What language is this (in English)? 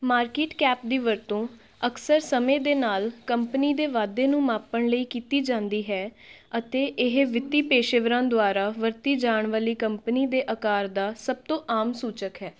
Punjabi